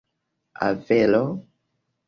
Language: Esperanto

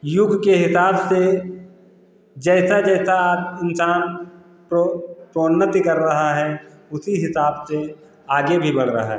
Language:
Hindi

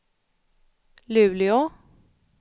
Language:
Swedish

